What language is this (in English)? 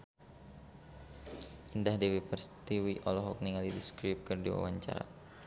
Sundanese